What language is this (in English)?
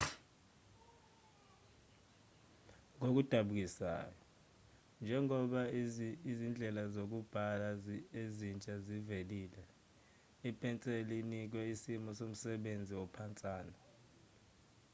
Zulu